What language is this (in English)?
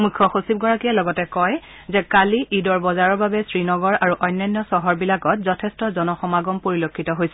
Assamese